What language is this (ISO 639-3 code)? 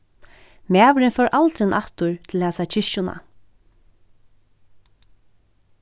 fao